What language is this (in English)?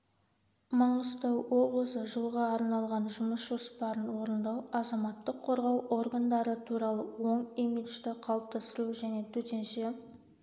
Kazakh